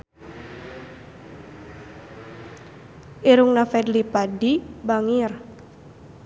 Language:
Sundanese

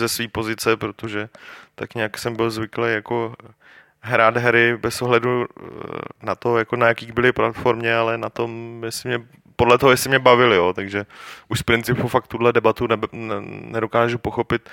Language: Czech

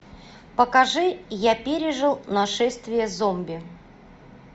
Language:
Russian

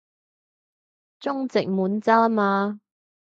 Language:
Cantonese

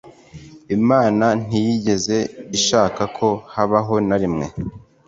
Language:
Kinyarwanda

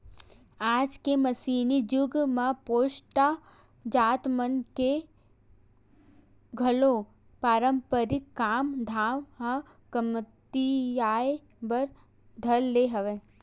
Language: Chhattisgarhi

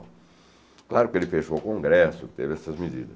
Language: Portuguese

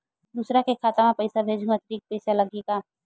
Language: Chhattisgarhi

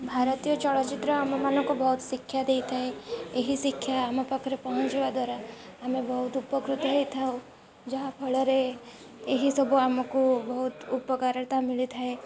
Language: Odia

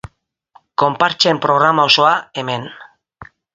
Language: Basque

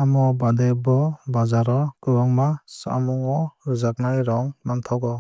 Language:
Kok Borok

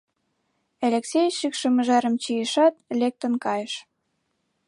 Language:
Mari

